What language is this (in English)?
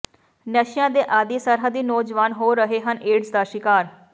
Punjabi